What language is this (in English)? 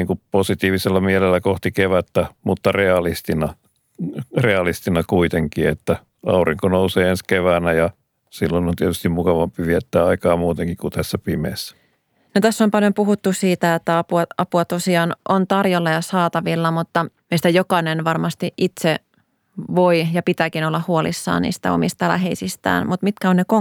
Finnish